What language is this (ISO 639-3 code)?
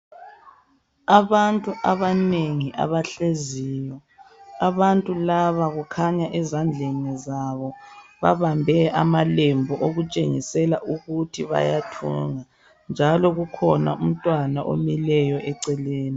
nde